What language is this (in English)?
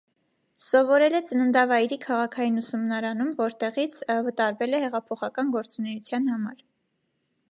Armenian